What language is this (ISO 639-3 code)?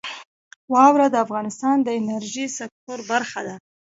pus